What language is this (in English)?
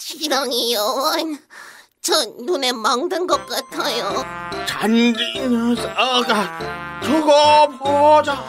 Korean